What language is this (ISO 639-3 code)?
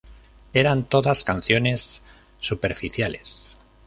spa